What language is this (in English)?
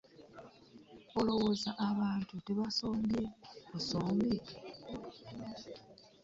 Ganda